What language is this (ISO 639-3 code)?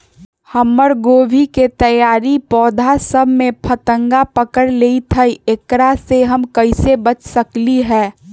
mag